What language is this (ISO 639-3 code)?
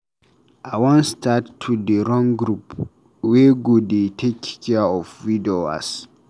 pcm